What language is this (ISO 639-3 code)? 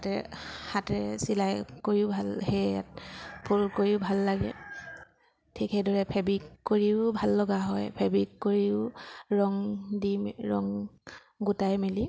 asm